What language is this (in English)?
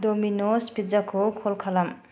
Bodo